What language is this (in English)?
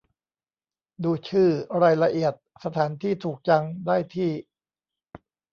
Thai